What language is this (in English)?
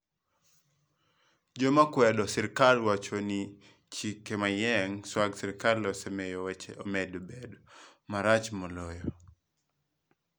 Luo (Kenya and Tanzania)